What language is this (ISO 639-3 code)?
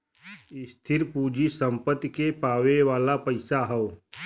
bho